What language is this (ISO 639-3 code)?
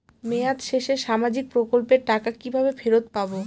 ben